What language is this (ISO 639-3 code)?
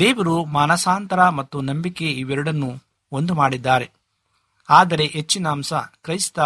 kan